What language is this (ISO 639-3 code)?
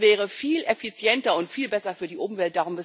deu